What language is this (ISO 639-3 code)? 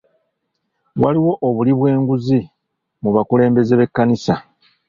lug